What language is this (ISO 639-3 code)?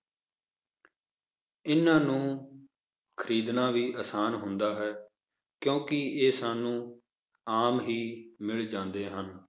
pan